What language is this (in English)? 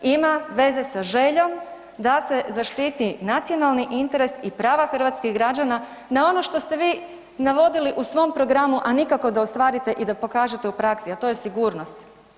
Croatian